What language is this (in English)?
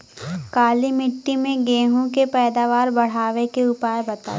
Bhojpuri